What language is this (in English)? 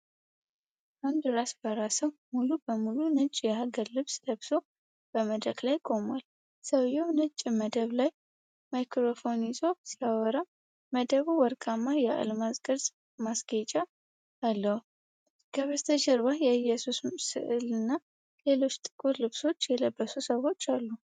Amharic